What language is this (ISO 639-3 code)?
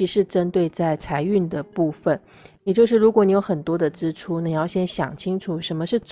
zho